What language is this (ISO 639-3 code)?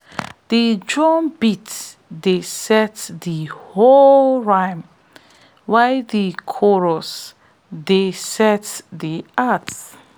pcm